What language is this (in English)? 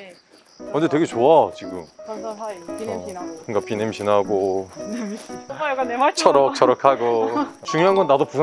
Korean